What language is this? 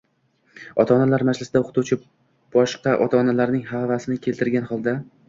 Uzbek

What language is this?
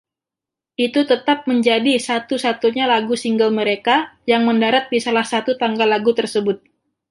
Indonesian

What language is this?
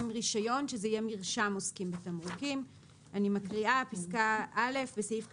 Hebrew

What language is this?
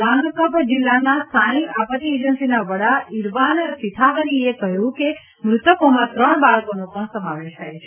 Gujarati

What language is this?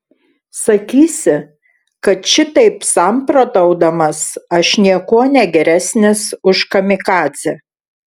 Lithuanian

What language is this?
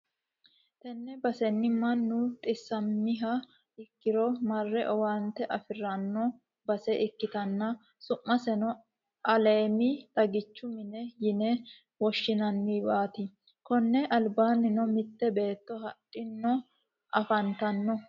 Sidamo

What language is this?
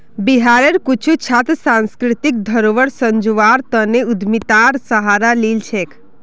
Magahi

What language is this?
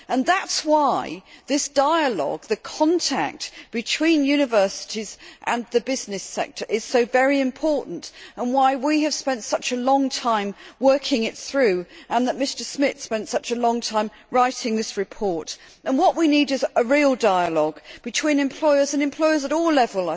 English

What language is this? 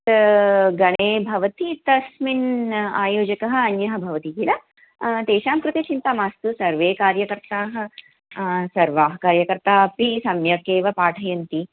Sanskrit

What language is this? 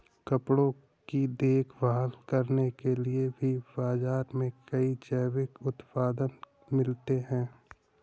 Hindi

